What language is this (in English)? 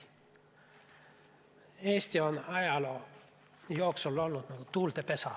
Estonian